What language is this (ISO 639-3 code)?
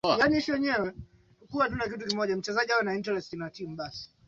swa